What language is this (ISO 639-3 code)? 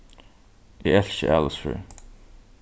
fao